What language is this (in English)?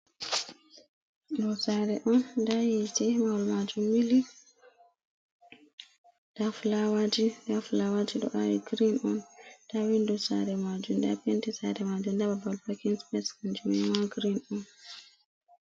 Fula